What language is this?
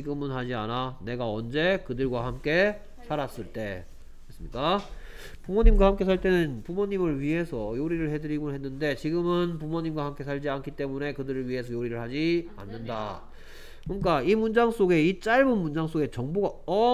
Korean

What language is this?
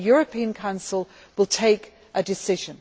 English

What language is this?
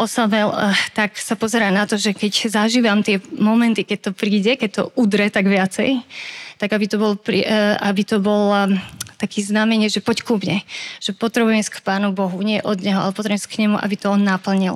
Slovak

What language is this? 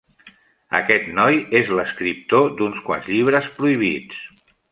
Catalan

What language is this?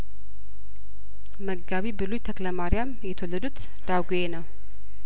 Amharic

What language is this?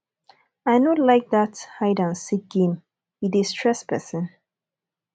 Nigerian Pidgin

